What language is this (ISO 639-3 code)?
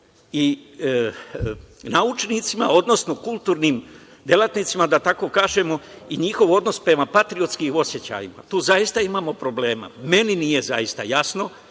srp